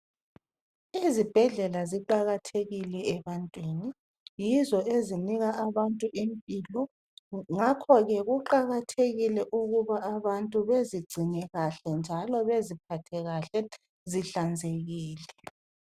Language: North Ndebele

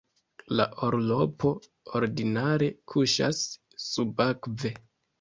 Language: Esperanto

